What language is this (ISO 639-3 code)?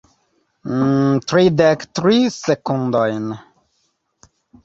epo